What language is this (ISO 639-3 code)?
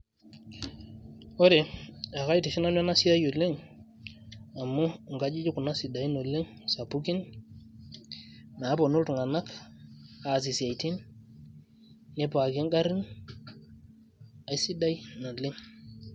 mas